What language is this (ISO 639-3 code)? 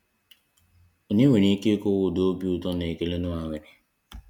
ibo